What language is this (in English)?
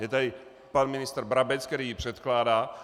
Czech